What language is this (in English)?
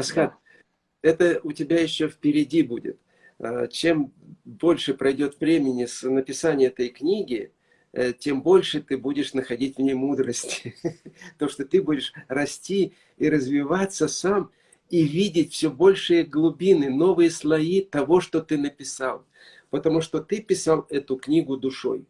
Russian